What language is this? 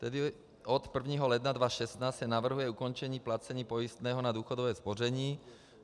Czech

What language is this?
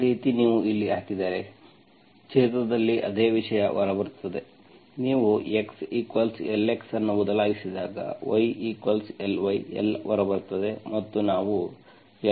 Kannada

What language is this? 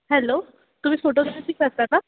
Marathi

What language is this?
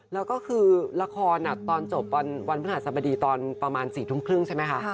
Thai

